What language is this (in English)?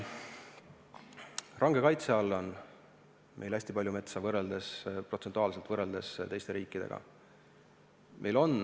Estonian